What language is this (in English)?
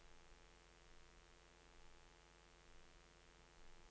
Norwegian